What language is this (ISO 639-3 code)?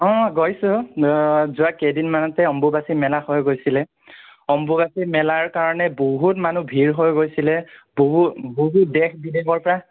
asm